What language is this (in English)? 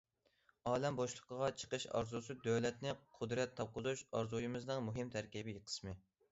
Uyghur